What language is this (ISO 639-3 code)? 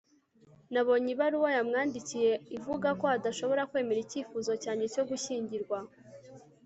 kin